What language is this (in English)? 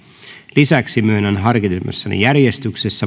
Finnish